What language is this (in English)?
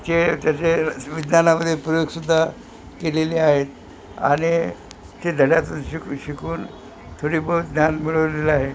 Marathi